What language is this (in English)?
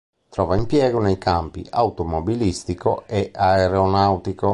Italian